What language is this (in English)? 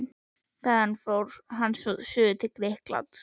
Icelandic